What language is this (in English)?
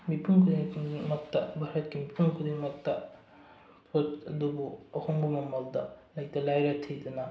Manipuri